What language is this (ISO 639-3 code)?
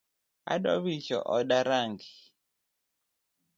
luo